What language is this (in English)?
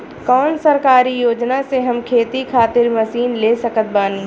Bhojpuri